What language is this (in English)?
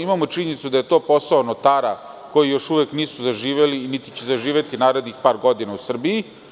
Serbian